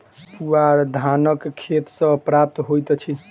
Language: Maithili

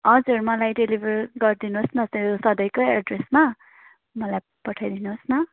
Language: Nepali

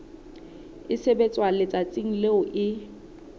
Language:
Southern Sotho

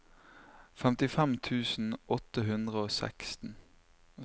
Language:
Norwegian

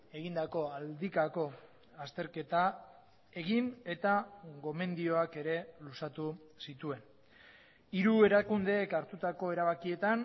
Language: Basque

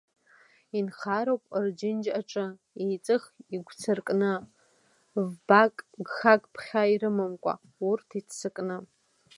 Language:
Abkhazian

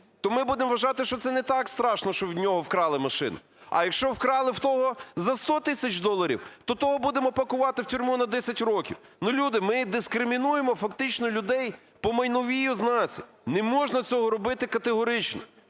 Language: Ukrainian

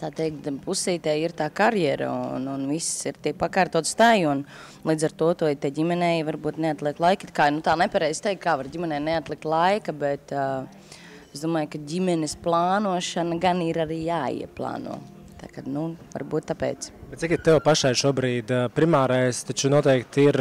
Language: Latvian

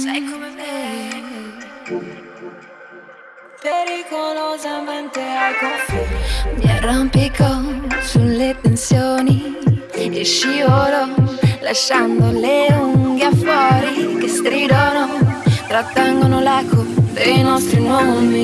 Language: Dutch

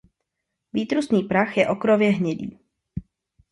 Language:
Czech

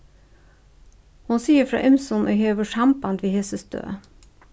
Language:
Faroese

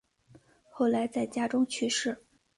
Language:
Chinese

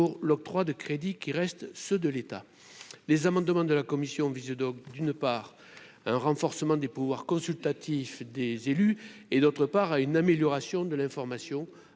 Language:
French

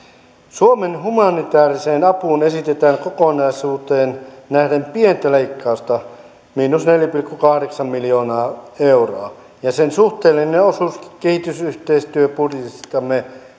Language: Finnish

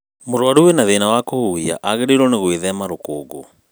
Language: Kikuyu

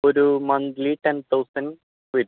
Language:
Malayalam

